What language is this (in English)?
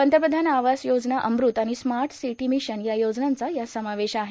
Marathi